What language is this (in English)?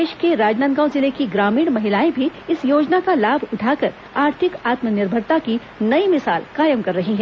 Hindi